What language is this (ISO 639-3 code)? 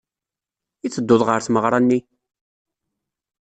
kab